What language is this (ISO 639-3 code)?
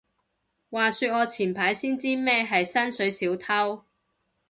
yue